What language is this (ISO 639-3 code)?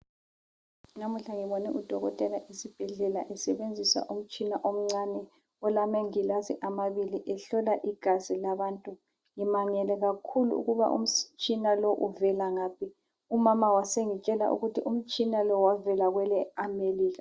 nde